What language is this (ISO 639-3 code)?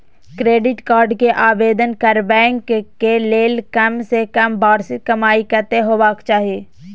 mai